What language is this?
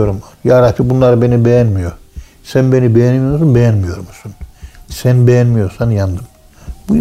Turkish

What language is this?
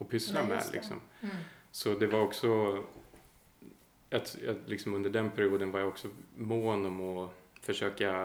Swedish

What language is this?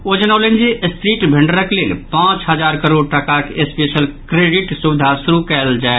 Maithili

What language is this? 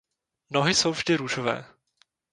Czech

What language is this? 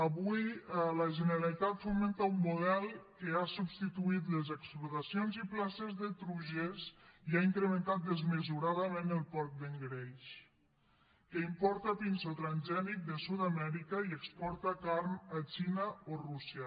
Catalan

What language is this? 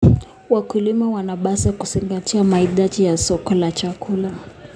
Kalenjin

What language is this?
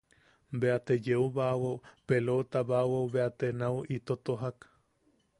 Yaqui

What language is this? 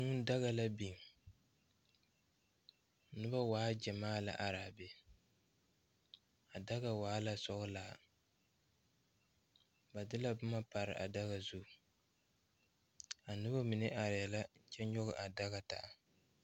Southern Dagaare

